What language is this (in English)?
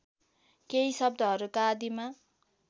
Nepali